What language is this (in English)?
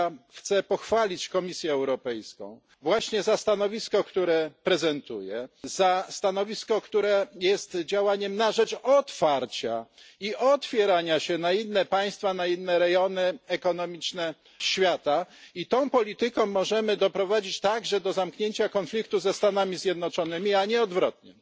Polish